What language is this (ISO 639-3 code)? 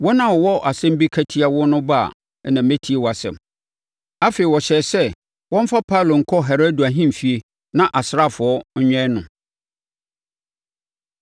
aka